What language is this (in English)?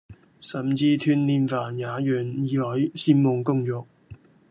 Cantonese